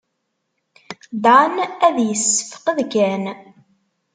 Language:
Kabyle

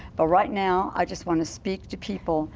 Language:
English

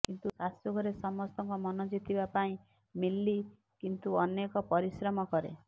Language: Odia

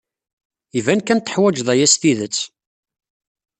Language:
Kabyle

